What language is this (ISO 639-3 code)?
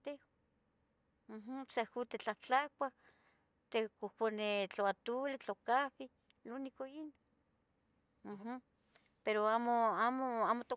nhg